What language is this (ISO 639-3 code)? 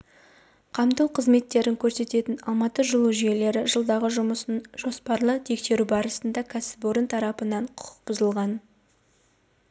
kaz